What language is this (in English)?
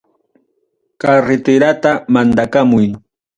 Ayacucho Quechua